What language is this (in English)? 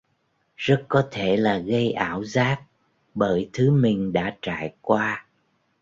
Vietnamese